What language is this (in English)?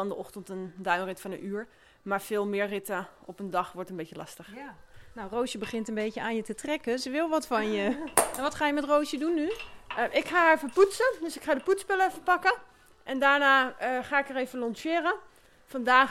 Dutch